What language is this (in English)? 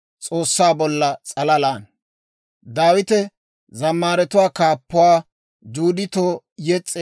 Dawro